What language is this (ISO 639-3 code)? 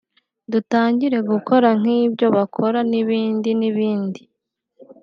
kin